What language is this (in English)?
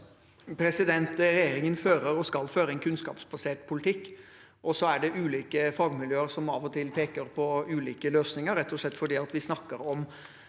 Norwegian